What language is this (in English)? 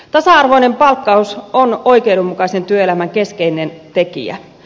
Finnish